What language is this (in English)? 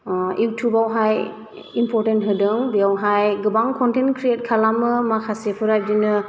Bodo